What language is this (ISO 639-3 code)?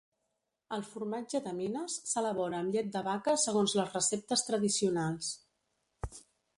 cat